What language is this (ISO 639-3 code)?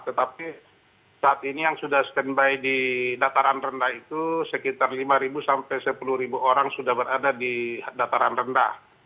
ind